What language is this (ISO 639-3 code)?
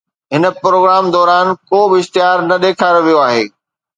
snd